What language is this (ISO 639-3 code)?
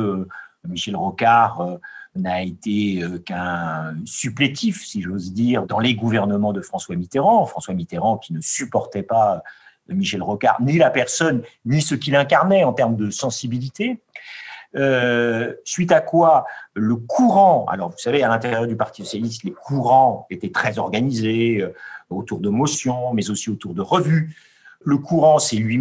fra